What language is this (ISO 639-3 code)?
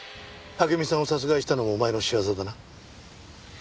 jpn